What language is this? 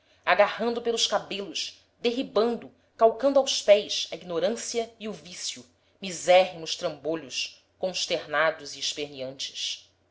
Portuguese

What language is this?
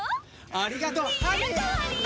Japanese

